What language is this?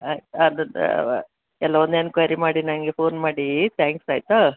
Kannada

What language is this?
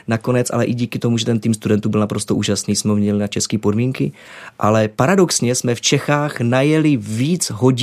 Czech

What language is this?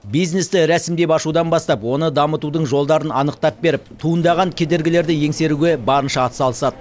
Kazakh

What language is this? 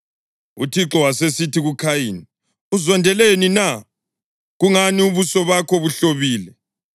North Ndebele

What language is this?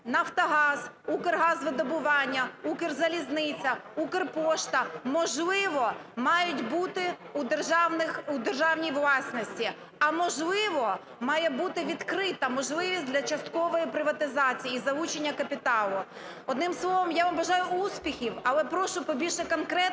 Ukrainian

